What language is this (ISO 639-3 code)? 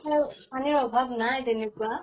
asm